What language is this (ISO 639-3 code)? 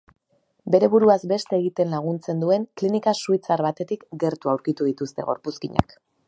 eus